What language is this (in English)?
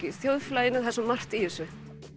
Icelandic